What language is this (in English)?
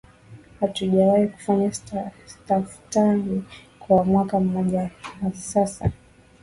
Swahili